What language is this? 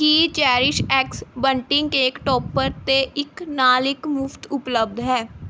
Punjabi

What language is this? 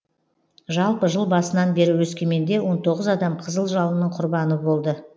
Kazakh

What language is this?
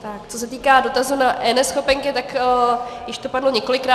Czech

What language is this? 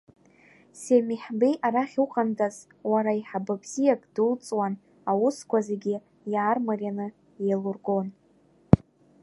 Abkhazian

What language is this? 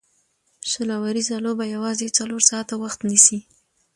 Pashto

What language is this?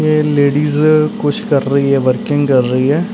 Punjabi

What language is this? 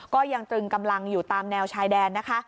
Thai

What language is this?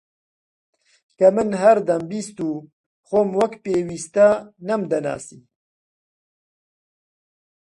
Central Kurdish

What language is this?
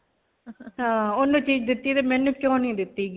Punjabi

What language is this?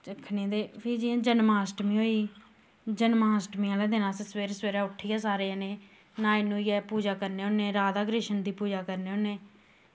Dogri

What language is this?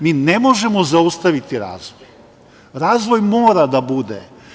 Serbian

